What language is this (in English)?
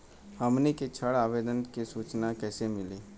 Bhojpuri